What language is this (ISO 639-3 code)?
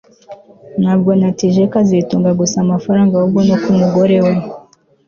kin